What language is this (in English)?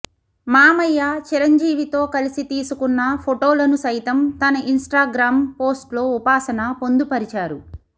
Telugu